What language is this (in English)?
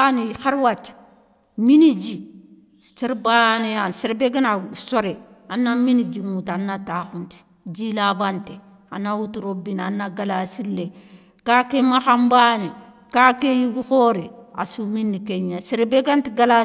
Soninke